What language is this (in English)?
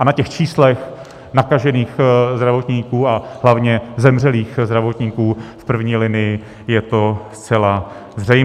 Czech